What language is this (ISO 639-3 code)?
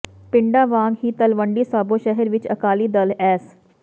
pan